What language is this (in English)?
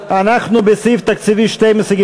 Hebrew